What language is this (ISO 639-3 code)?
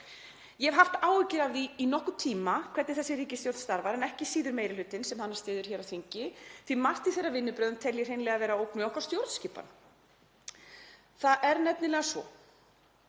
isl